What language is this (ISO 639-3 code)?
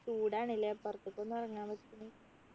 mal